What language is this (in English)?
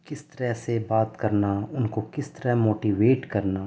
Urdu